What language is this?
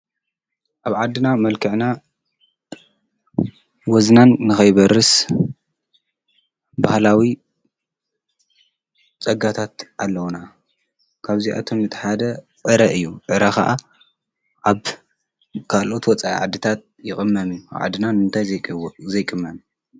Tigrinya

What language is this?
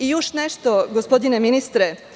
Serbian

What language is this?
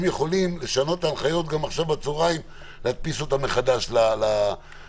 Hebrew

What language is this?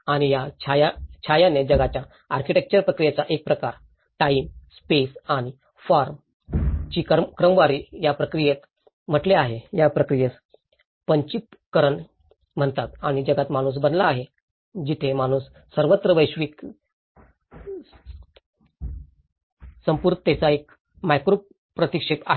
Marathi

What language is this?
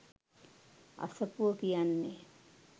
Sinhala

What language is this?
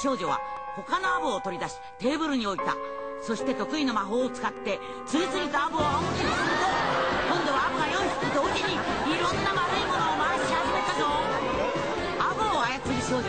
Japanese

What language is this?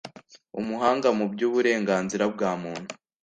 Kinyarwanda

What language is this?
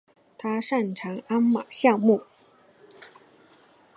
Chinese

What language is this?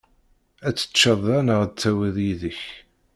Kabyle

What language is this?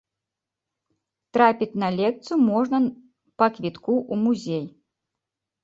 Belarusian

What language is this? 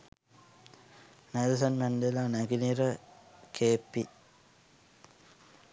Sinhala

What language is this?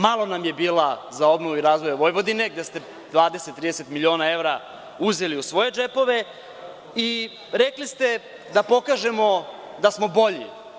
Serbian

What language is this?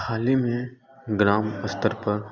Hindi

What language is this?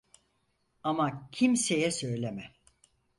Turkish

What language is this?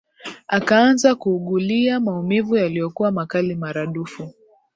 Swahili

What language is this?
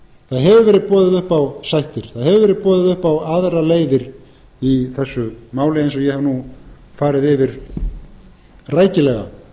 Icelandic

